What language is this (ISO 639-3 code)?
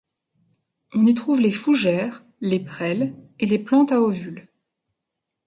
fra